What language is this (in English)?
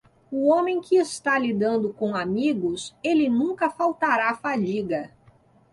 Portuguese